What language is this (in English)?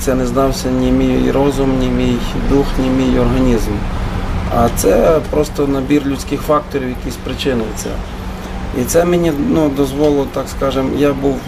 Ukrainian